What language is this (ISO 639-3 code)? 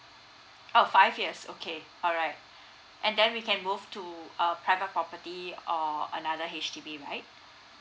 eng